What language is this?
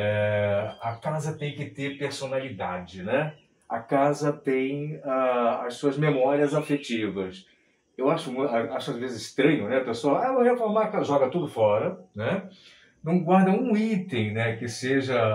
Portuguese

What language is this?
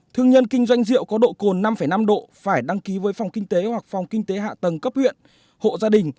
Vietnamese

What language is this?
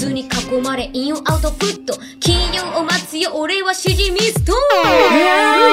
Japanese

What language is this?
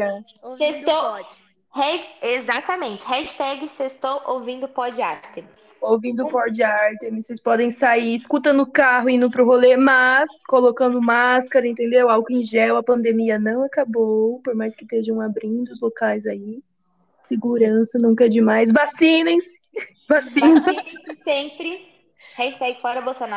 Portuguese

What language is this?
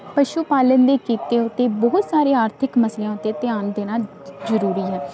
Punjabi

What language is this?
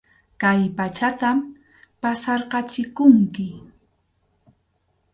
Arequipa-La Unión Quechua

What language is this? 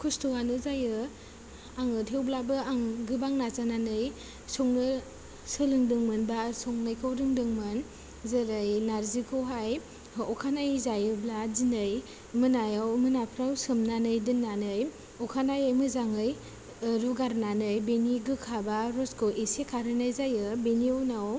Bodo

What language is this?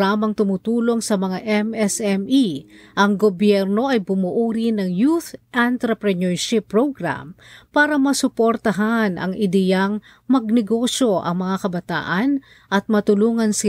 Filipino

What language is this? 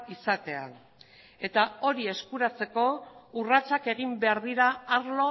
Basque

